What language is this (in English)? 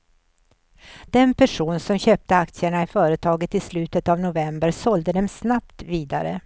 Swedish